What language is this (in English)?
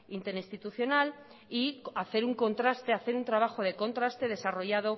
Spanish